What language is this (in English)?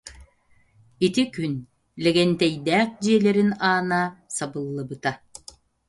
Yakut